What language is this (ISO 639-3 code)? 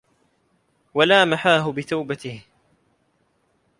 ara